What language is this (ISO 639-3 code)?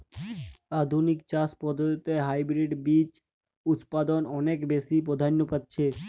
ben